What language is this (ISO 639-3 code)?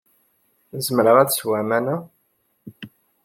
kab